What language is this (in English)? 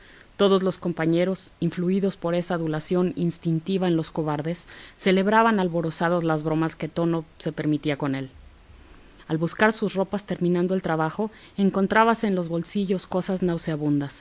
Spanish